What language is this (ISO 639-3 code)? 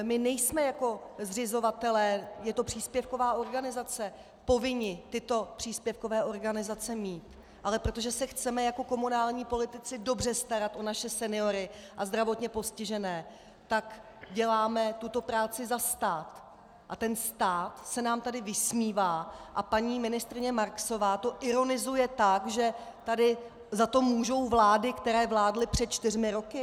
ces